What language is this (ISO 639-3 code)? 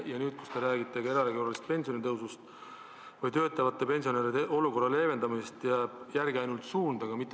est